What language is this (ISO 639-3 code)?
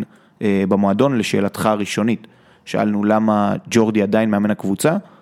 heb